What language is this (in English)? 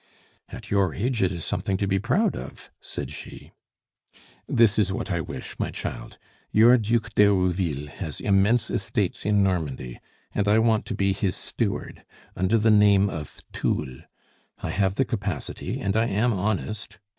English